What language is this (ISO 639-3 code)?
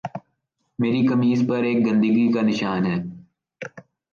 urd